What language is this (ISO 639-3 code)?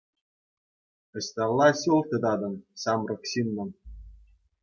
chv